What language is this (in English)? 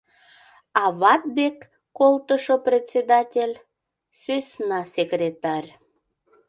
Mari